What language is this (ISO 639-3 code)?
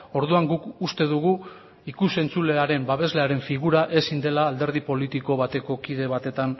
eus